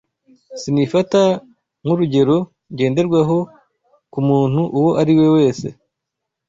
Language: Kinyarwanda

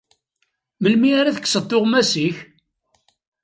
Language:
Kabyle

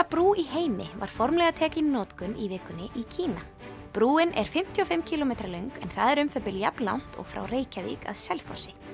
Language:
Icelandic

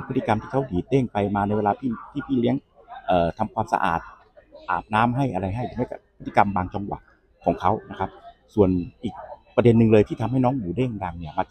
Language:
Thai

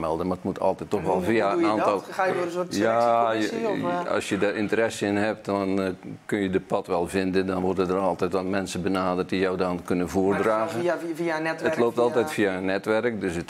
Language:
Dutch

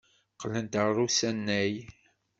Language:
Kabyle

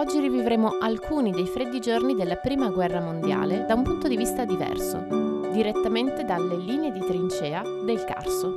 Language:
Italian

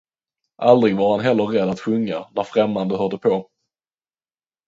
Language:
Swedish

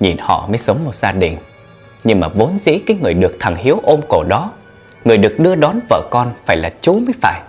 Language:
Vietnamese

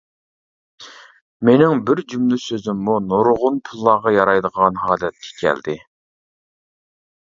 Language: Uyghur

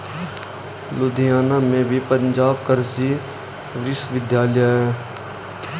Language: Hindi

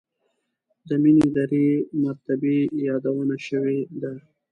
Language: Pashto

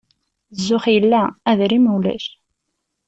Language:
Kabyle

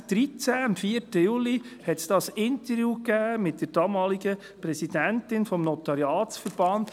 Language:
Swiss German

